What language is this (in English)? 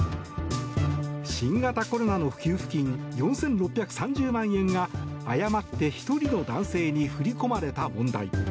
Japanese